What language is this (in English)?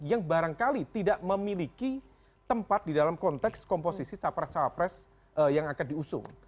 Indonesian